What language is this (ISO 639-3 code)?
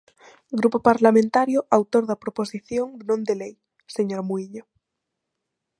glg